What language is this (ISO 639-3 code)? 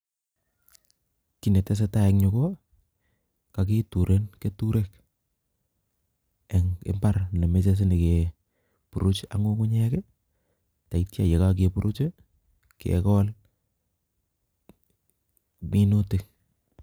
kln